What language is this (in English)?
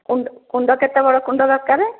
Odia